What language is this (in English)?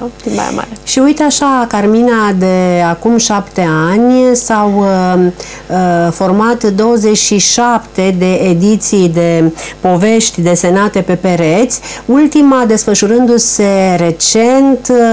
Romanian